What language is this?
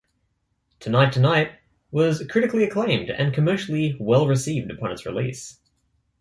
English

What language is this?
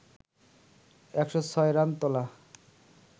Bangla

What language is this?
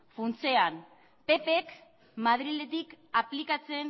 Basque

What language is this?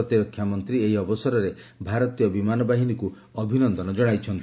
Odia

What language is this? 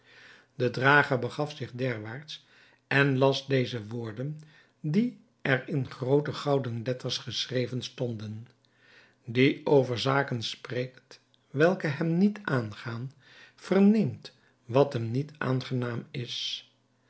Dutch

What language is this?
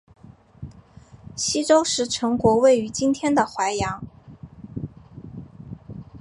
Chinese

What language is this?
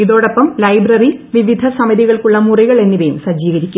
Malayalam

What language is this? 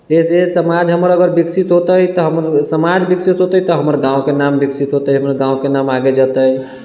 Maithili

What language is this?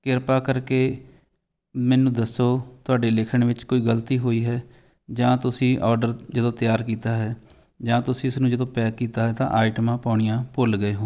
Punjabi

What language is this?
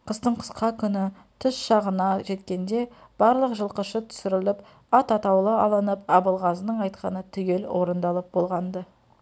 Kazakh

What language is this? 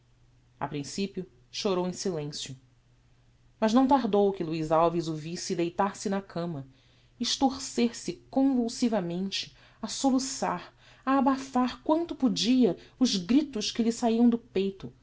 Portuguese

